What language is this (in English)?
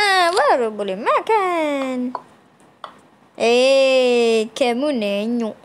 Malay